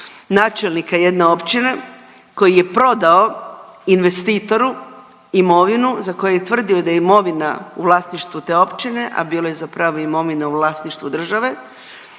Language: Croatian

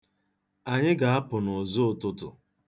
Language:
Igbo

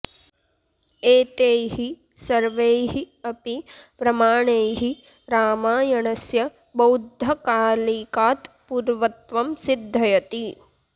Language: Sanskrit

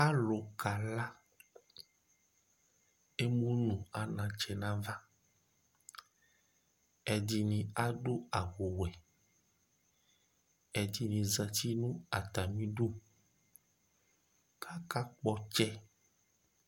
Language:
Ikposo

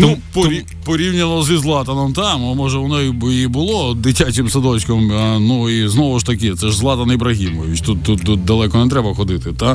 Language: Ukrainian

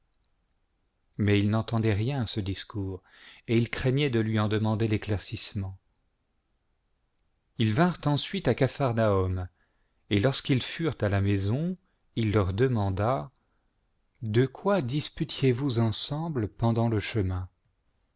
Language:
French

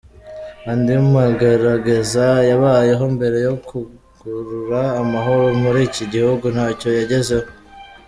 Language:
Kinyarwanda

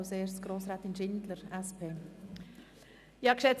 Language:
Swiss German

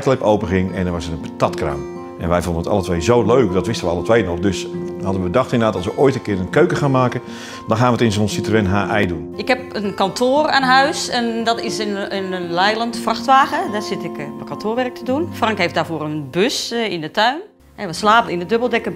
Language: Dutch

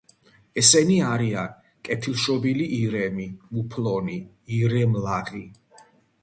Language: Georgian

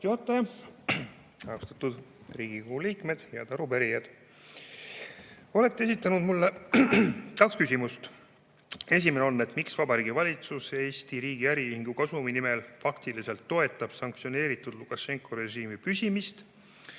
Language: Estonian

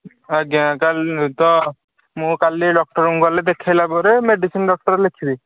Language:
Odia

